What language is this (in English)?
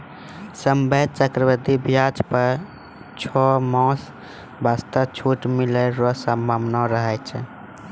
Maithili